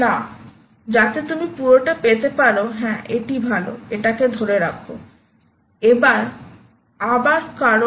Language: Bangla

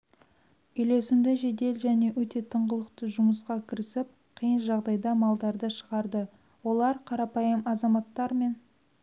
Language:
Kazakh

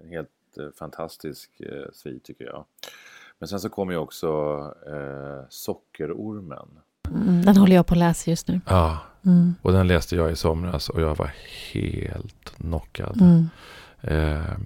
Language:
Swedish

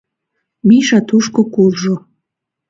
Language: Mari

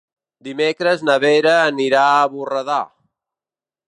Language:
Catalan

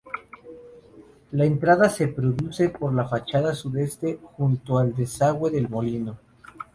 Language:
Spanish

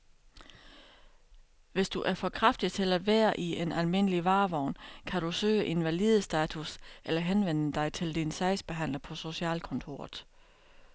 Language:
Danish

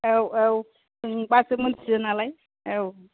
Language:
Bodo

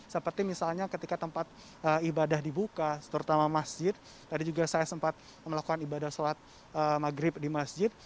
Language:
Indonesian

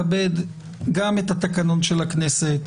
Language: Hebrew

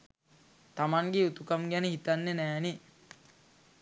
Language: Sinhala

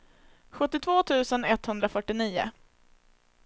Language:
Swedish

